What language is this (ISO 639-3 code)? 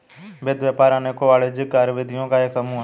hin